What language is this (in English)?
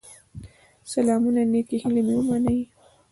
Pashto